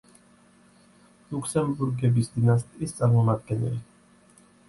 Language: Georgian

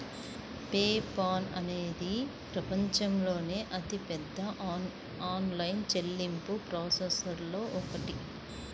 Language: Telugu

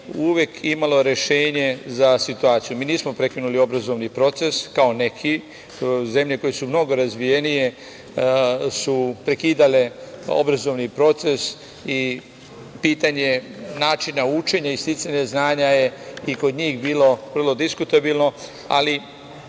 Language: Serbian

